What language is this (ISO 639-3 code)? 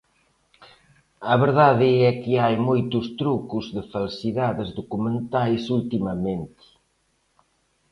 glg